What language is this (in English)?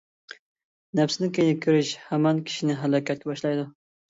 Uyghur